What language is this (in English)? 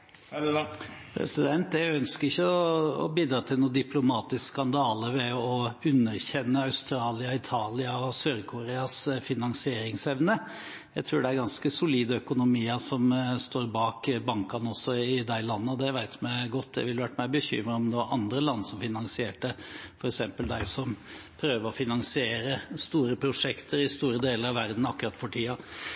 Norwegian Bokmål